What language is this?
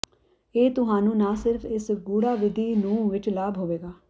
Punjabi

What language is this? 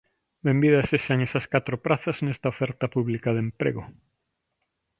Galician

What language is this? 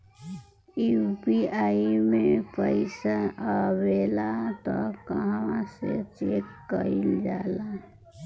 Bhojpuri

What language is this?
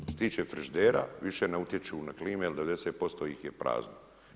Croatian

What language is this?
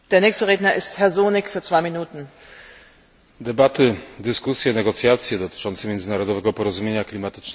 Polish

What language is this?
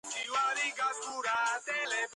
Georgian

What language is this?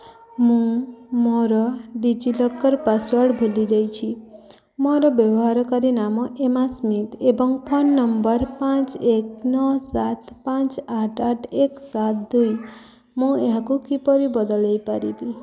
Odia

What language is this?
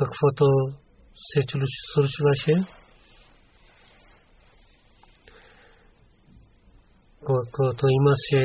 Bulgarian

